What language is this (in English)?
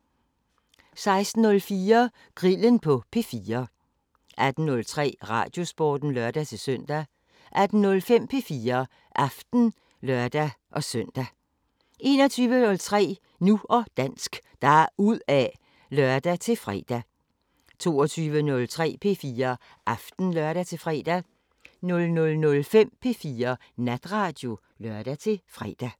Danish